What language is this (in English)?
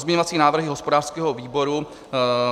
Czech